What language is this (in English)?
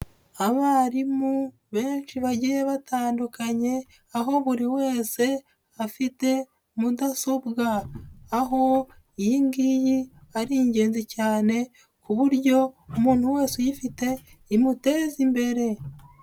Kinyarwanda